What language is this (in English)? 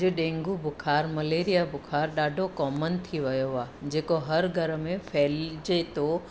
Sindhi